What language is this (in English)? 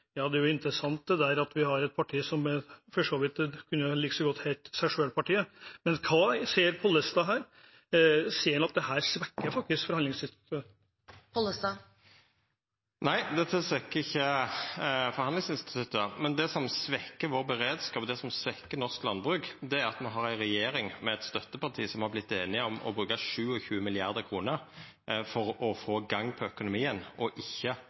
Norwegian